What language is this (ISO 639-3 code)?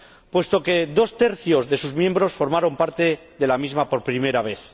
spa